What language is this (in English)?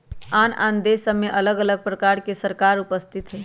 Magahi